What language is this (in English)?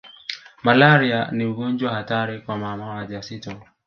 Swahili